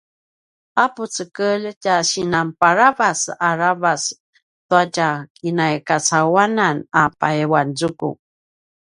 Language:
Paiwan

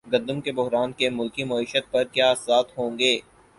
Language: Urdu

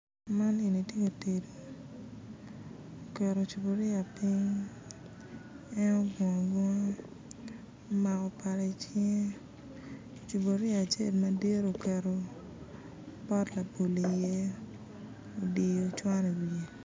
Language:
Acoli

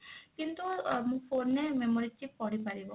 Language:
Odia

